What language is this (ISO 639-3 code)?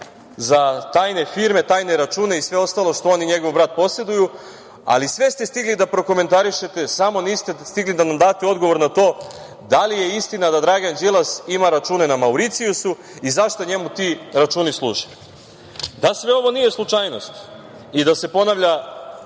srp